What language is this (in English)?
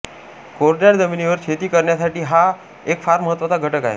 Marathi